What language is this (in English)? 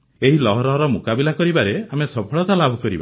Odia